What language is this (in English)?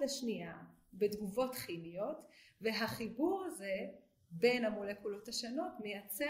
Hebrew